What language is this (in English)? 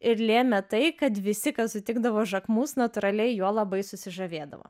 Lithuanian